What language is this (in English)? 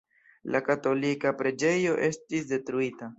Esperanto